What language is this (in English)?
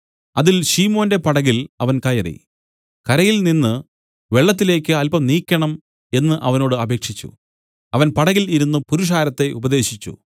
Malayalam